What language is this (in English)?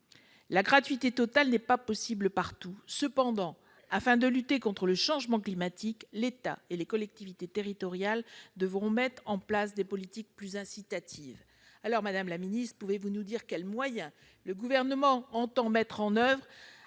French